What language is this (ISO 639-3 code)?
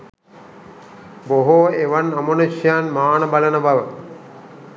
sin